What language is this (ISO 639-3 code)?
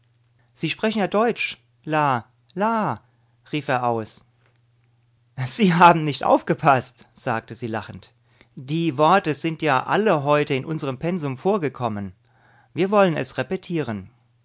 deu